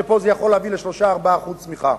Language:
Hebrew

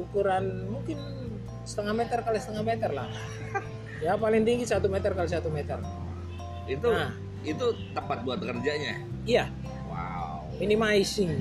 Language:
Indonesian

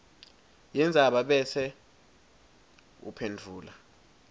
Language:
Swati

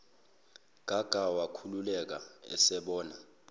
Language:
Zulu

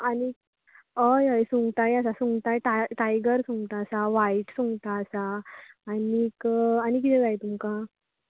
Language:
Konkani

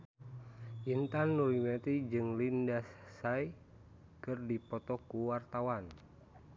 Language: Sundanese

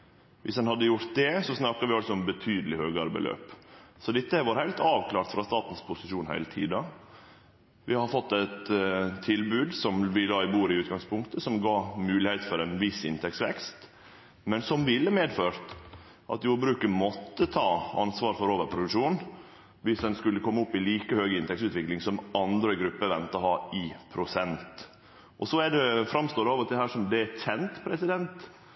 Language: Norwegian Nynorsk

